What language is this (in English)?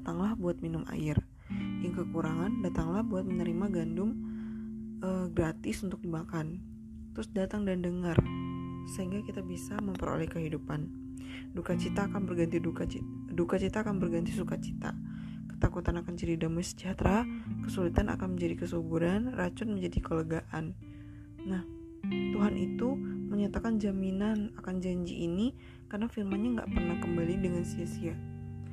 Indonesian